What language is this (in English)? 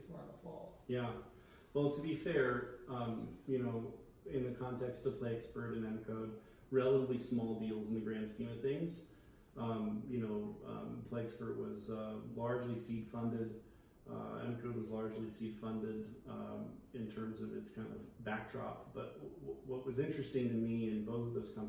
English